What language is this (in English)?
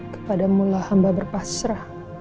Indonesian